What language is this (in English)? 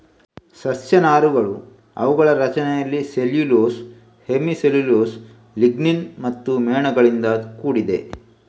Kannada